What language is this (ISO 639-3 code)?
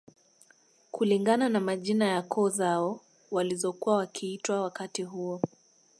swa